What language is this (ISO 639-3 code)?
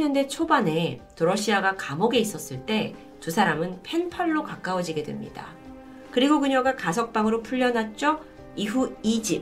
kor